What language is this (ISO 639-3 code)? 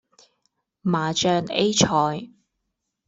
yue